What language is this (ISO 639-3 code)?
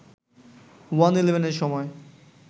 ben